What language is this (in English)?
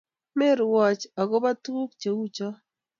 Kalenjin